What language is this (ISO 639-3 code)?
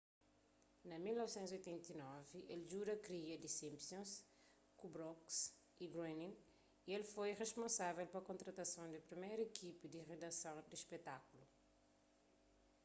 kea